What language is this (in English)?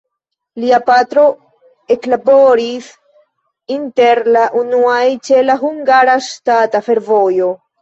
Esperanto